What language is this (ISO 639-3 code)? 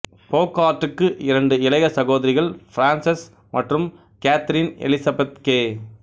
tam